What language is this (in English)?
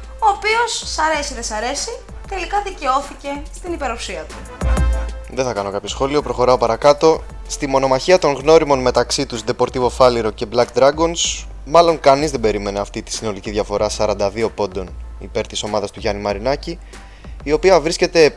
Greek